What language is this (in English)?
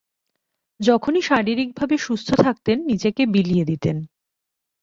Bangla